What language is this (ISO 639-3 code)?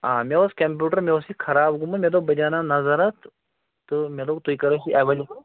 kas